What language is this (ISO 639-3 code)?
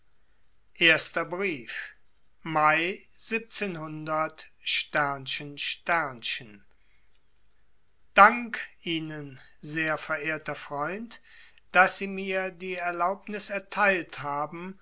deu